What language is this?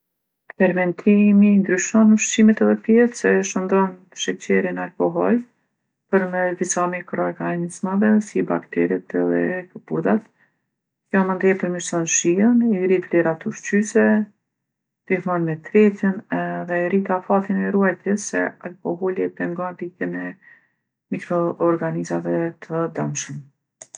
Gheg Albanian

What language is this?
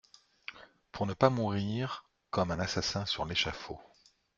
French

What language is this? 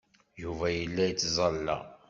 Kabyle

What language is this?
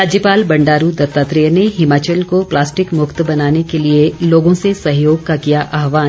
Hindi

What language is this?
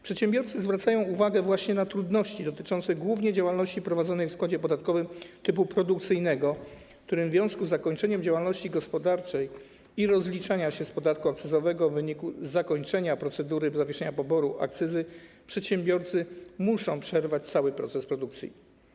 Polish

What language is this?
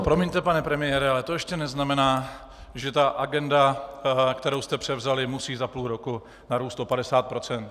Czech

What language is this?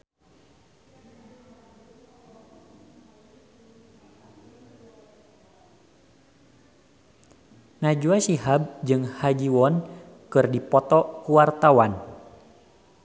Sundanese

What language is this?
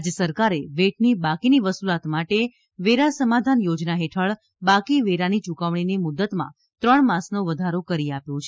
Gujarati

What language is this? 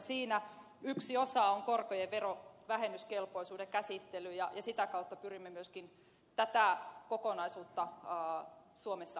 Finnish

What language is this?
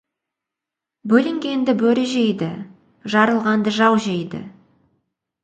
Kazakh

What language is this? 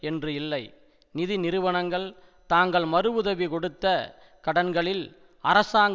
Tamil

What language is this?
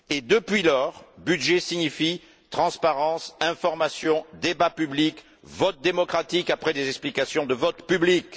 French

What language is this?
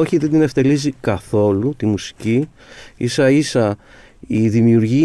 Greek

